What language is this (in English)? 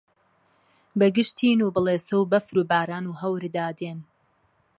Central Kurdish